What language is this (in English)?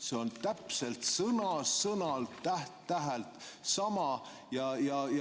Estonian